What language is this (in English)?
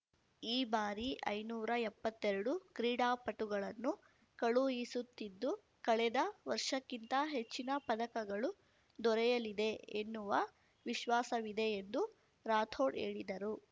Kannada